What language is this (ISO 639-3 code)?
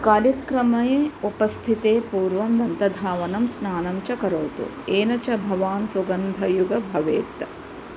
san